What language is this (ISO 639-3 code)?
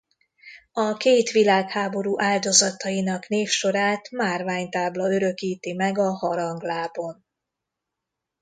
hun